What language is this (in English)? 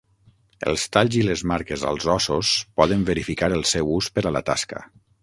Catalan